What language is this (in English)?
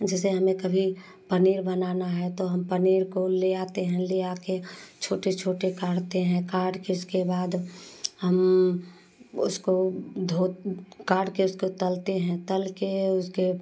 Hindi